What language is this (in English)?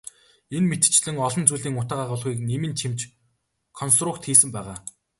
Mongolian